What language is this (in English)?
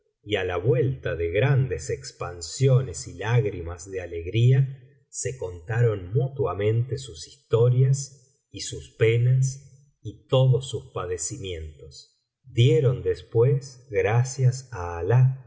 Spanish